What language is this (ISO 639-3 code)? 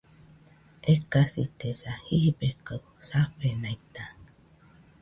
hux